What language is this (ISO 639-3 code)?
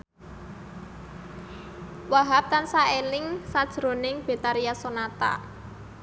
jav